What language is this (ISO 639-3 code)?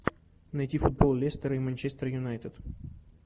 rus